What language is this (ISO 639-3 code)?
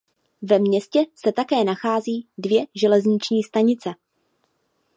ces